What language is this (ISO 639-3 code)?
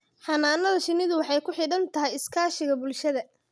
som